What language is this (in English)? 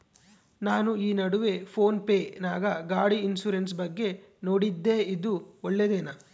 Kannada